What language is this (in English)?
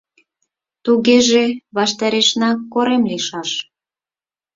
Mari